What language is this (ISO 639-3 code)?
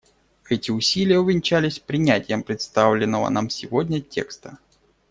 rus